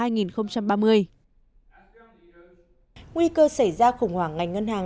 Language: Vietnamese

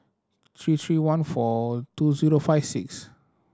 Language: English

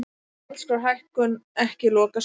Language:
Icelandic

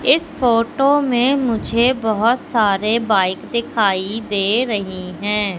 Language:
Hindi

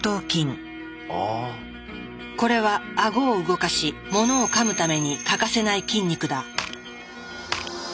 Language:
Japanese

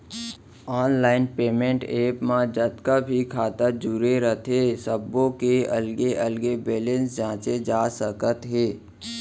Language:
Chhattisgarhi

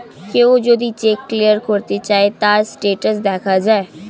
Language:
Bangla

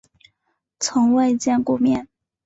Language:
Chinese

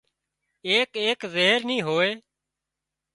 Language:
Wadiyara Koli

